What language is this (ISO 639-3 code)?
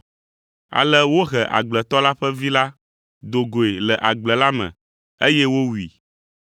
ewe